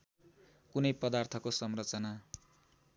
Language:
Nepali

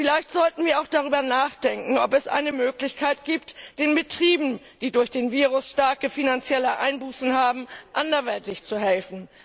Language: German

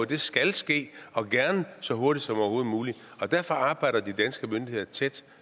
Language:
Danish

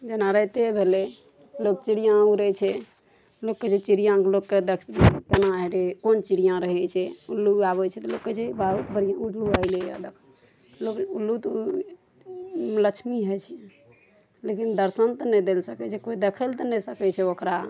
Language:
Maithili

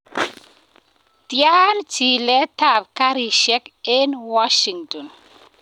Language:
Kalenjin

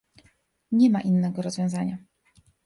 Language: Polish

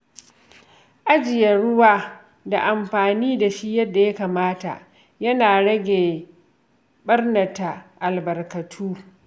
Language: Hausa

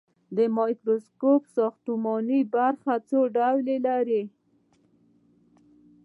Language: Pashto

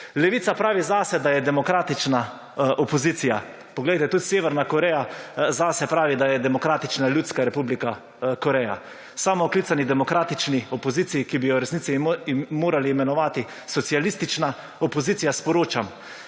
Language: Slovenian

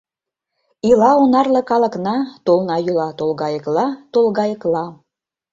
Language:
Mari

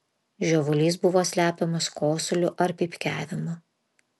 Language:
Lithuanian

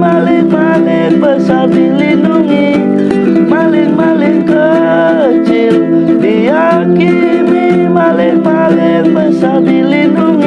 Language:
Indonesian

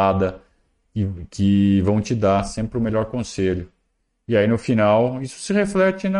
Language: Portuguese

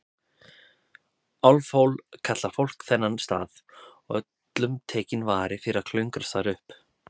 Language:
Icelandic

